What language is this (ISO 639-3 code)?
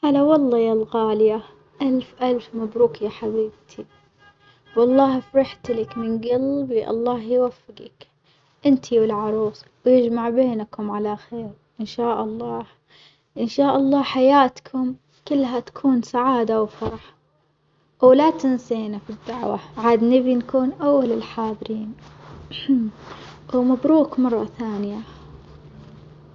acx